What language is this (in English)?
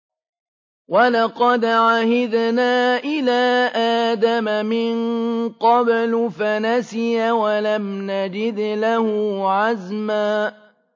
Arabic